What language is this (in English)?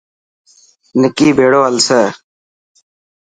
Dhatki